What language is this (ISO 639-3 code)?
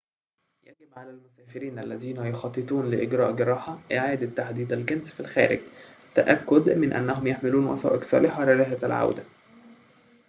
ara